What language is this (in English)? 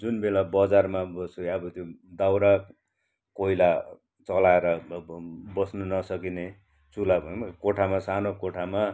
Nepali